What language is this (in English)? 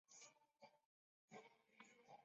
Chinese